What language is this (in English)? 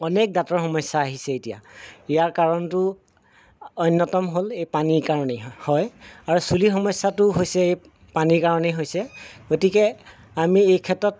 Assamese